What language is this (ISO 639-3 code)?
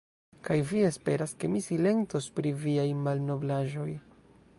epo